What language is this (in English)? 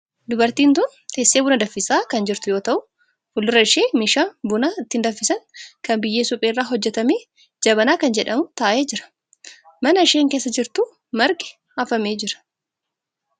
Oromo